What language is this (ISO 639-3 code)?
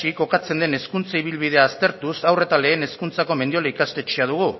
eus